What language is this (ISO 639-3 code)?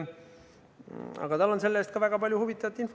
est